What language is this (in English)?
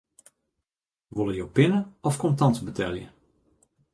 Western Frisian